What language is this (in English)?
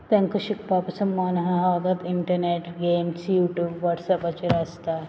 Konkani